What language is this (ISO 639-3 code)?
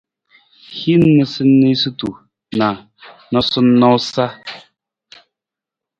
nmz